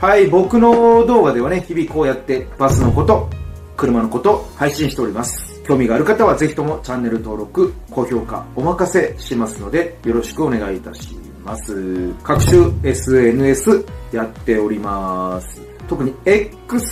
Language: Japanese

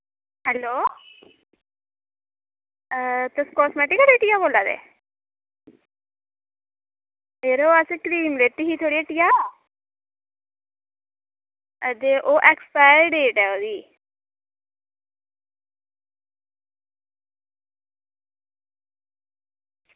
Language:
Dogri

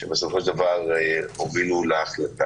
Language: Hebrew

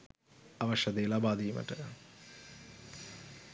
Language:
Sinhala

